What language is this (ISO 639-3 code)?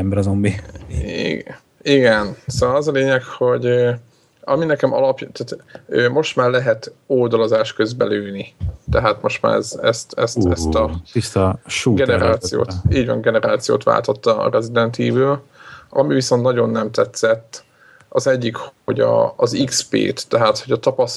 hun